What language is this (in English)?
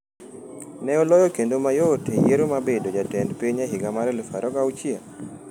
Luo (Kenya and Tanzania)